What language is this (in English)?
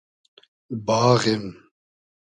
Hazaragi